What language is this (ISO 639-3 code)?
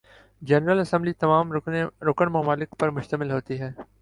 urd